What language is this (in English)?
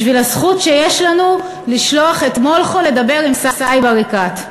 Hebrew